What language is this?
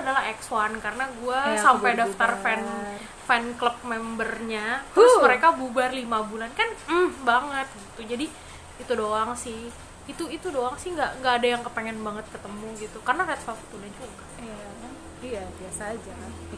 Indonesian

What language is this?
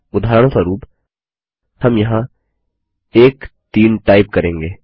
Hindi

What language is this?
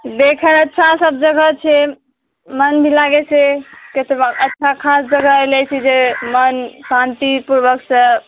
Maithili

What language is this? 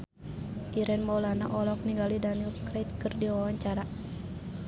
Sundanese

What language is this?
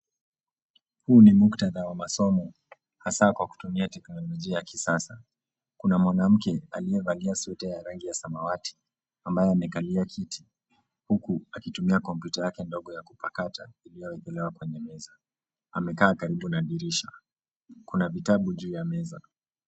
Swahili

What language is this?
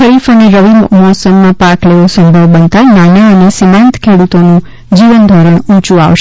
Gujarati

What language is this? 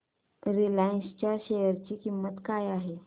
Marathi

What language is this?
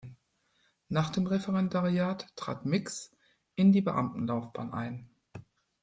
German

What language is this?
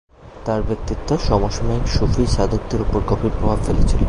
Bangla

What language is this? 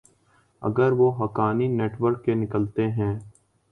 Urdu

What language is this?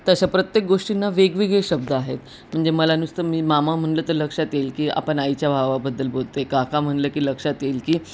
Marathi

